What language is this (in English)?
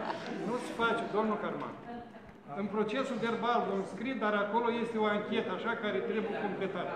Romanian